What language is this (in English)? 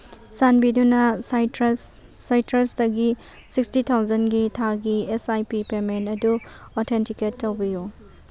Manipuri